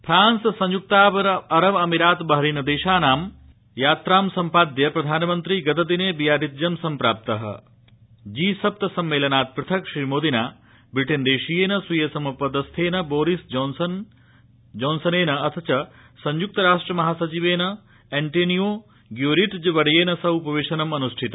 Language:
Sanskrit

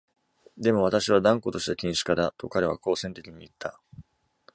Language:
Japanese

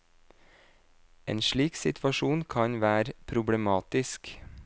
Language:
Norwegian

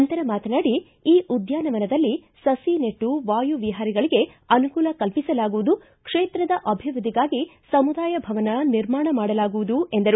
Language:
Kannada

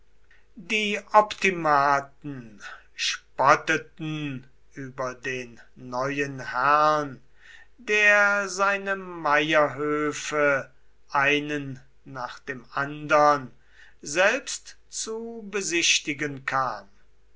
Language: German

